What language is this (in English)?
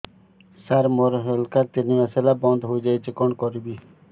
Odia